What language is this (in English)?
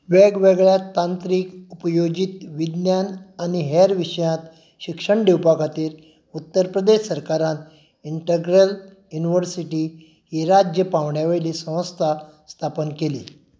Konkani